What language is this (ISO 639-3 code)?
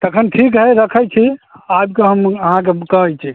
mai